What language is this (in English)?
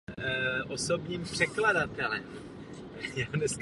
Czech